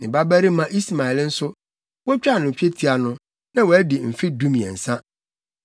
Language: Akan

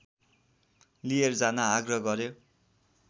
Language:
Nepali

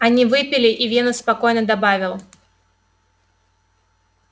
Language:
Russian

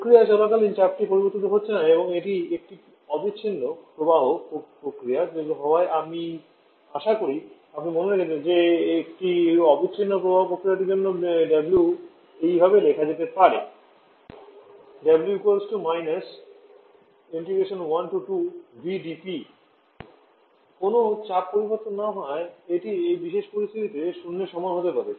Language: Bangla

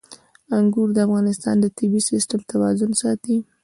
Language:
Pashto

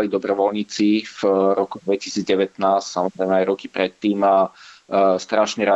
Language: Slovak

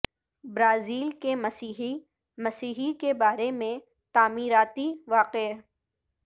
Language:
Urdu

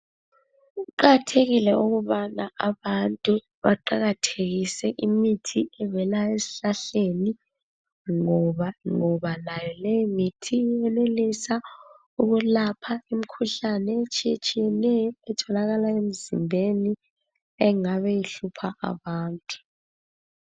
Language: North Ndebele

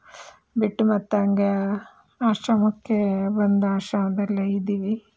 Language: Kannada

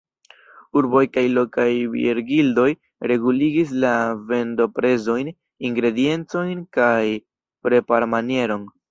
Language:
Esperanto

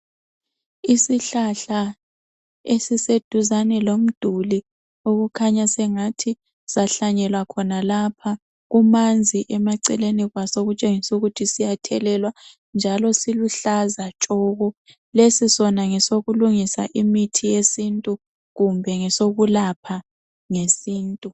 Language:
North Ndebele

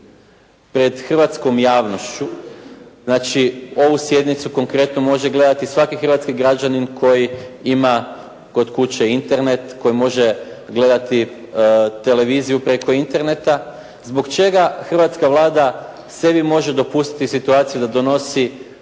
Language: Croatian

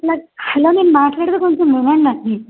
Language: Telugu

